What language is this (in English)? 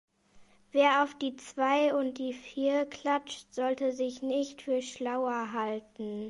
German